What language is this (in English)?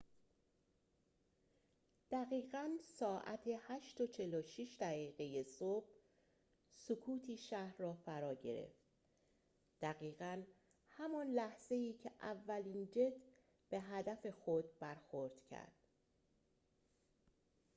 Persian